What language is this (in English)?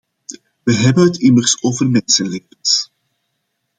Dutch